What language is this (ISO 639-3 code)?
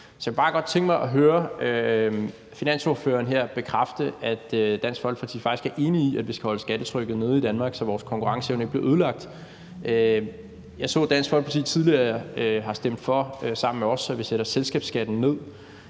dan